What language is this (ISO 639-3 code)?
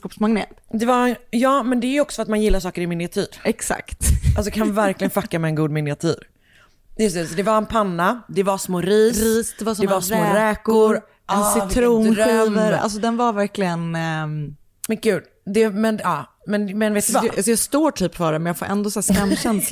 swe